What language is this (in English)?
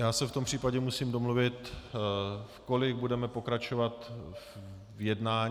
Czech